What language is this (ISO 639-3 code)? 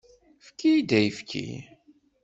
kab